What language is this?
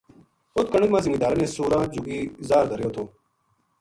Gujari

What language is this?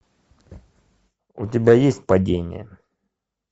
Russian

